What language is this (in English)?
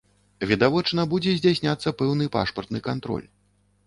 Belarusian